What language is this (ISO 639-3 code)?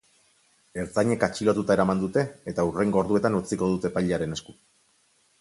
eus